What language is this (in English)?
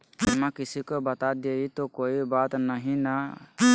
Magahi